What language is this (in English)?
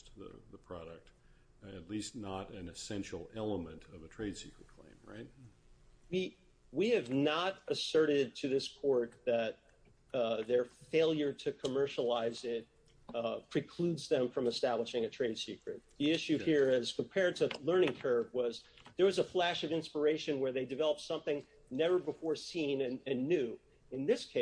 English